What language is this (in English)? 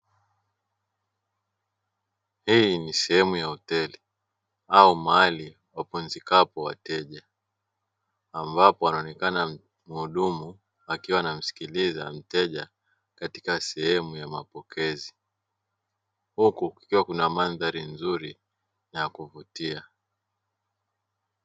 Swahili